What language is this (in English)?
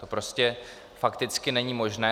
Czech